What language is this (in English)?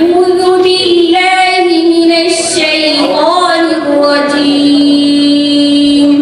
Arabic